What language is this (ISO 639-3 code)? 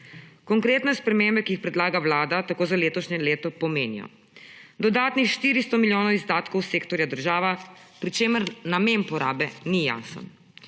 slv